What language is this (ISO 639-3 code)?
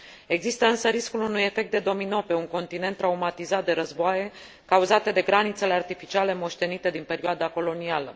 ron